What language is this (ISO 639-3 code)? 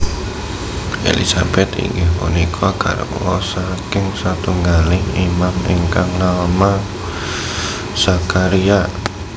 jav